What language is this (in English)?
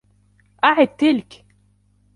Arabic